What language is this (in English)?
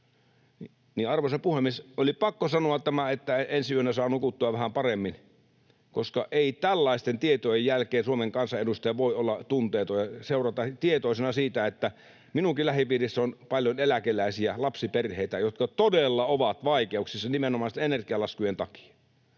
Finnish